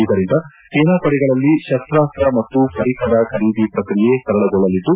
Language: Kannada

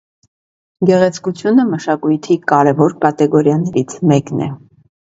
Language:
Armenian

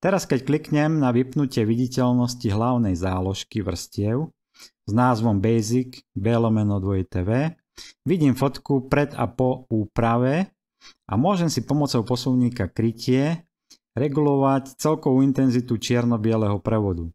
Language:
Slovak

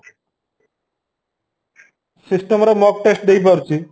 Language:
Odia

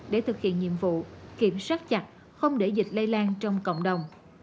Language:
Vietnamese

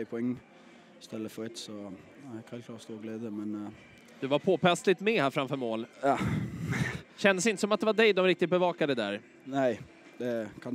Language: Swedish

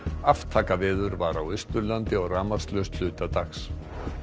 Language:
Icelandic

